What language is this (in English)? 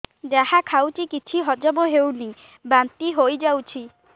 Odia